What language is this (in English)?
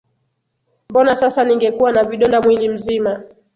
Swahili